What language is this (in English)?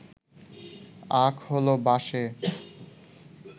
Bangla